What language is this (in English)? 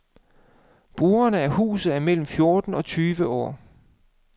Danish